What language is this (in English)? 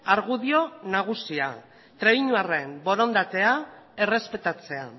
Basque